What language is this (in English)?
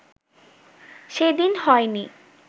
Bangla